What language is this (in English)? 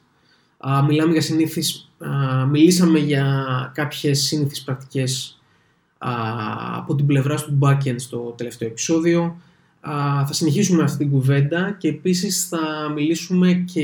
Greek